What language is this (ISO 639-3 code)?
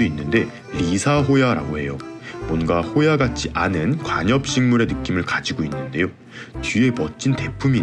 kor